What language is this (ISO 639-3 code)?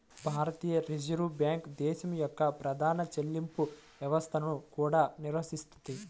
tel